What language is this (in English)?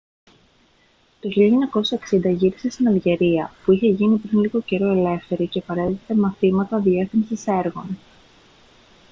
Greek